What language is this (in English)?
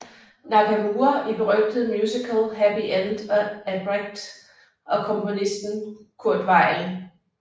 Danish